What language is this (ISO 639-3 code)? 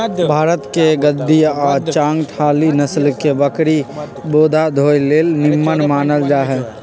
mag